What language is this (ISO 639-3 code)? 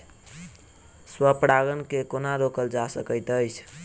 mai